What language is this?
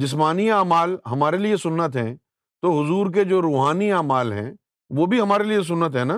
Urdu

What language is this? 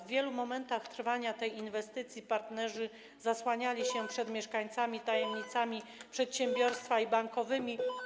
Polish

